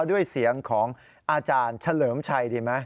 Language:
Thai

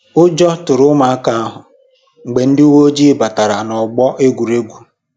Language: Igbo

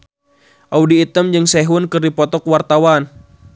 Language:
Sundanese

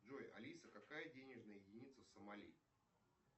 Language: Russian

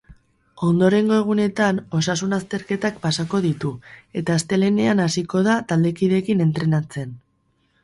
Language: Basque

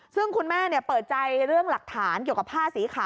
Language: Thai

